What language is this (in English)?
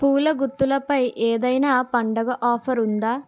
Telugu